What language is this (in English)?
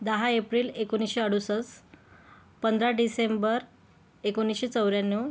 Marathi